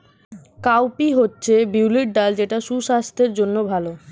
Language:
Bangla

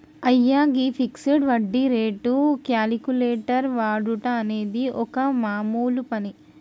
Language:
Telugu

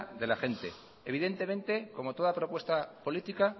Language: Spanish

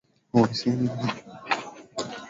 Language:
Swahili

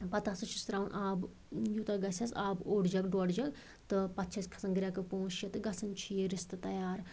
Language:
Kashmiri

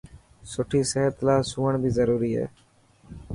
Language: Dhatki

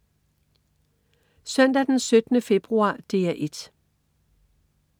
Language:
Danish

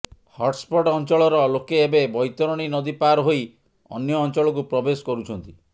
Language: Odia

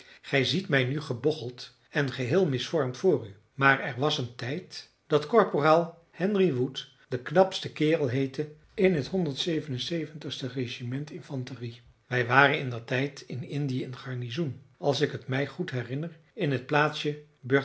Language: Dutch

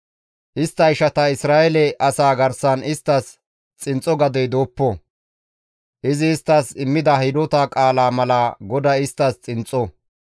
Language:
Gamo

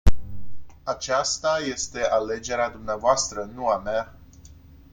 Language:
Romanian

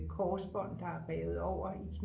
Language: Danish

